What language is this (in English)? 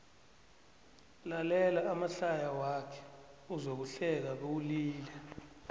South Ndebele